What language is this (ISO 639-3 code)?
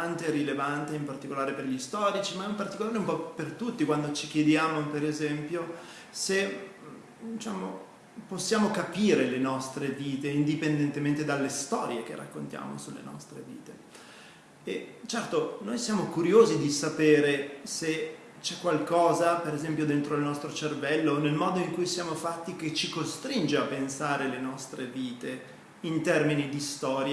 ita